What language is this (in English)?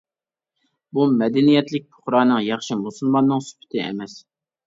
Uyghur